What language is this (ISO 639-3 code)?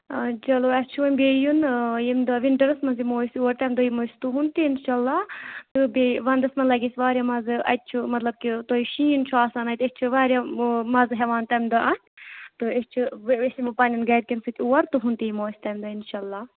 kas